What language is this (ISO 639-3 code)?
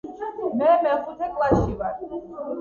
kat